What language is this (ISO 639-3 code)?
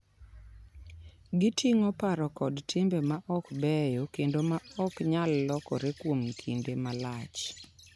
luo